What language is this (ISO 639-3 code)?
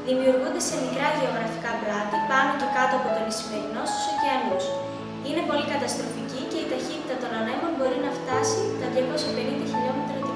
ell